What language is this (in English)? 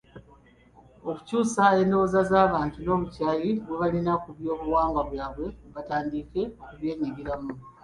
Ganda